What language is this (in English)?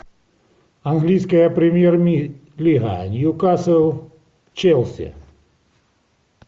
Russian